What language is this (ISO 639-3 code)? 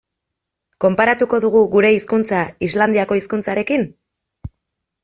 eus